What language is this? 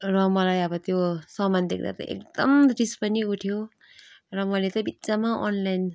Nepali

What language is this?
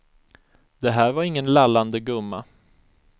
Swedish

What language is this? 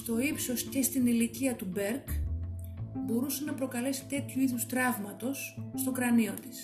Greek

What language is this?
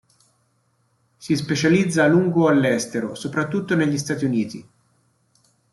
Italian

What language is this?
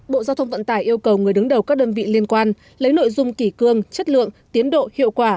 Vietnamese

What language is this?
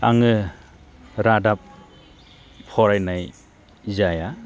Bodo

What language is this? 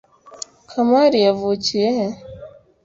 Kinyarwanda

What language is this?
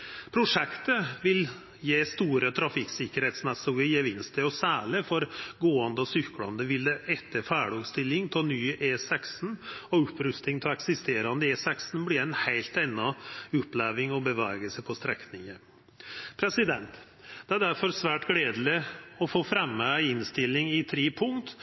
Norwegian Nynorsk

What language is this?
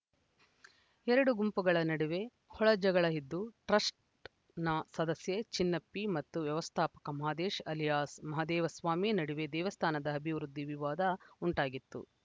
Kannada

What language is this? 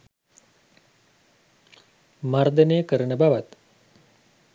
Sinhala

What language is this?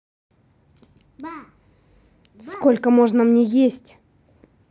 Russian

